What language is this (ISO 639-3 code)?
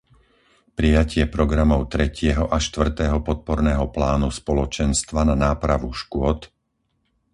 slk